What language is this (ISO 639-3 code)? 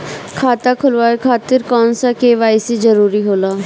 bho